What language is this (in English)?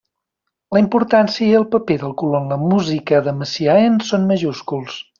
Catalan